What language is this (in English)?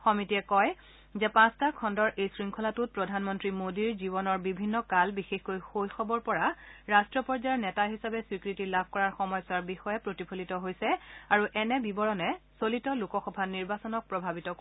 Assamese